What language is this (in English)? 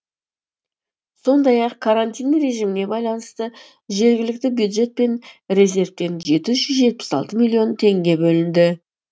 Kazakh